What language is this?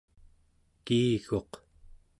Central Yupik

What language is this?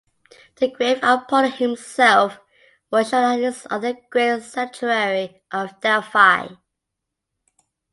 English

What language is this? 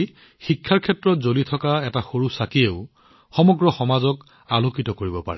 Assamese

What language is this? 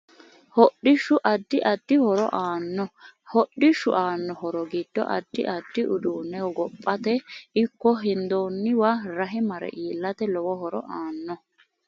Sidamo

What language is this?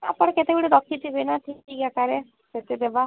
Odia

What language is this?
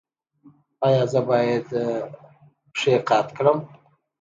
Pashto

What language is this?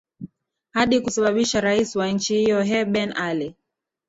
Swahili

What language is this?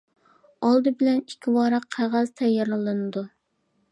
Uyghur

